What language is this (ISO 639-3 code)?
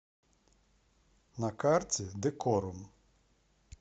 rus